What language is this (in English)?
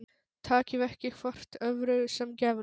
Icelandic